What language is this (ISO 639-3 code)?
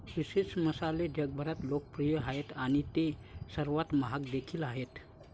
mar